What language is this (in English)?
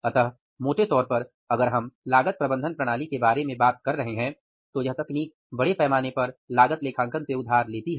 Hindi